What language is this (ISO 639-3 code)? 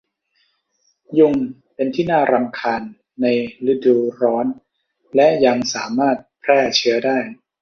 tha